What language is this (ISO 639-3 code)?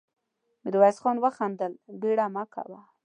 pus